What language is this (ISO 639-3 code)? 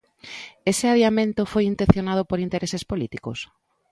glg